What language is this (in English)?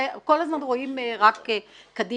Hebrew